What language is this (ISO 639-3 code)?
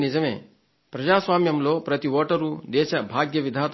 tel